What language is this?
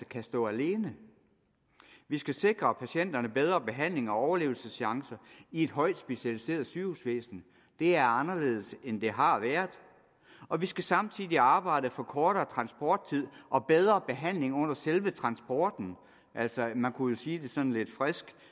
Danish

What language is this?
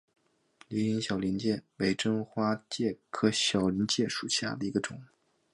Chinese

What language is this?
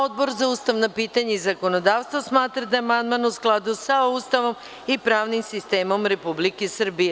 Serbian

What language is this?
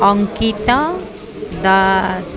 Odia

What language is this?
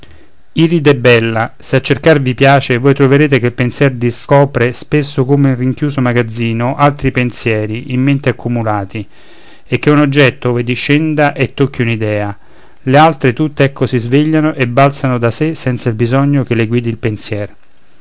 Italian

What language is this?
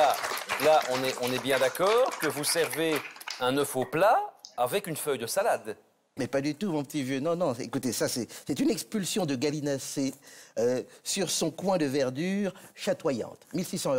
French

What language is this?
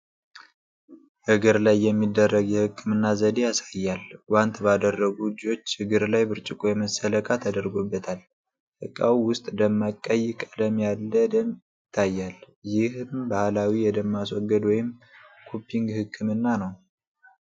Amharic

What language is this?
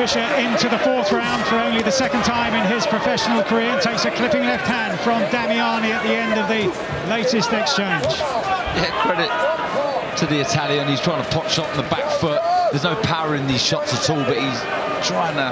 English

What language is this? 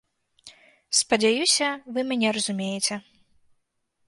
Belarusian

